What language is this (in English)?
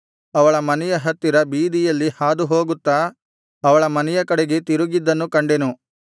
Kannada